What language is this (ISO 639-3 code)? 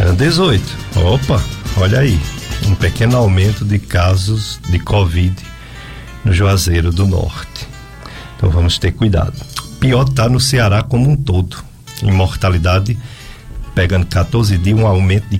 por